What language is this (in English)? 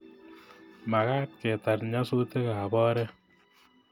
Kalenjin